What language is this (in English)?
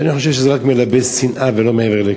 Hebrew